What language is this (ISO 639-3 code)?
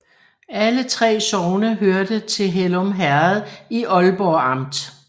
dan